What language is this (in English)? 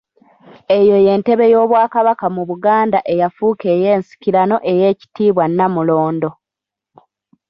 Ganda